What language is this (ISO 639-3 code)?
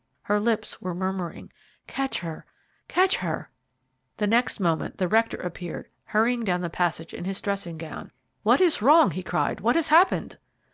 eng